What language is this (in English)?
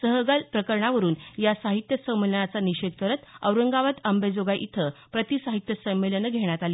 Marathi